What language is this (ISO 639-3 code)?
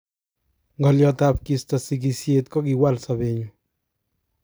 kln